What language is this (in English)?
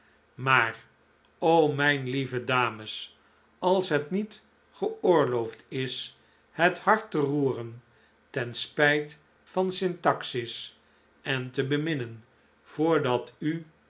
Dutch